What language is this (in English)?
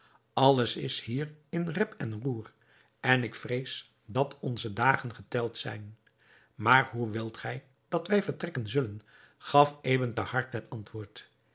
Dutch